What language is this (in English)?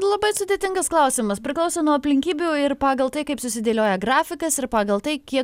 Lithuanian